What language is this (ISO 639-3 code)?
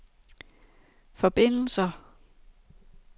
dan